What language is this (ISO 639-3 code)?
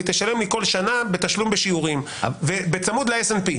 heb